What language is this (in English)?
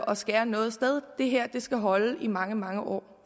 Danish